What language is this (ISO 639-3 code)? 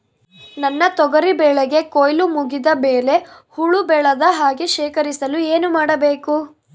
kan